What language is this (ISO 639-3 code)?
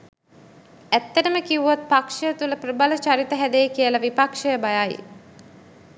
sin